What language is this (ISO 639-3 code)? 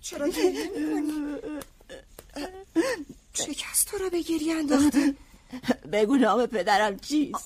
fas